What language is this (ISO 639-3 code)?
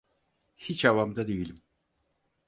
tur